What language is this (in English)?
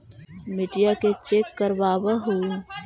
Magahi